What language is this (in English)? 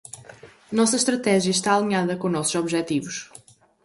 Portuguese